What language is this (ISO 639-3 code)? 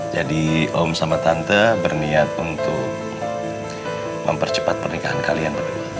ind